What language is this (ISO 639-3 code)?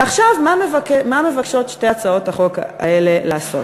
heb